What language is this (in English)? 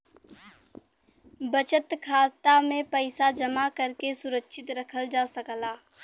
Bhojpuri